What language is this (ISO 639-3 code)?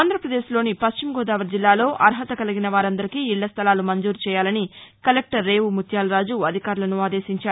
tel